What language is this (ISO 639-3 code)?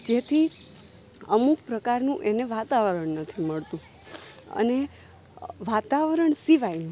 guj